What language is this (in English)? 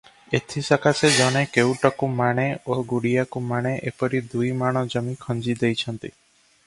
Odia